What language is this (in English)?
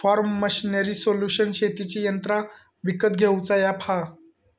Marathi